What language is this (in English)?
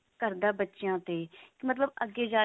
Punjabi